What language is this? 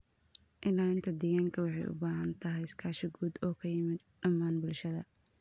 Somali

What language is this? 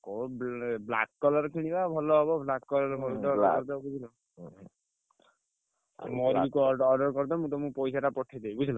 Odia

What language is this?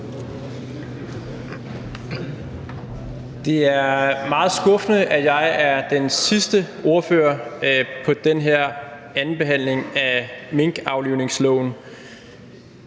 Danish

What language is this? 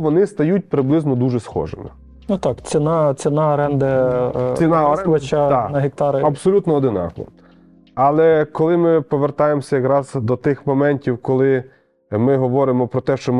Ukrainian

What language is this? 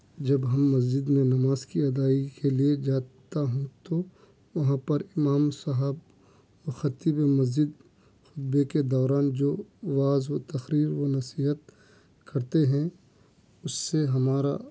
Urdu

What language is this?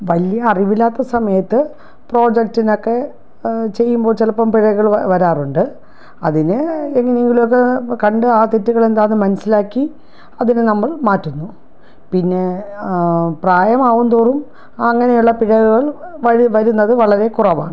Malayalam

